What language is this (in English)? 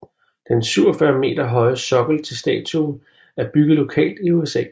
Danish